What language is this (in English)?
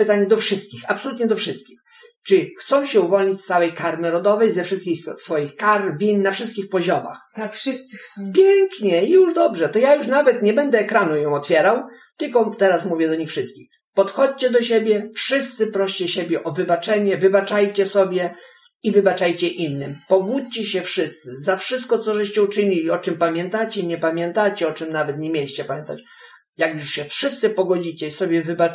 Polish